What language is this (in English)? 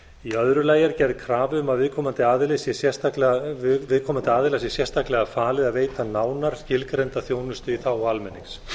Icelandic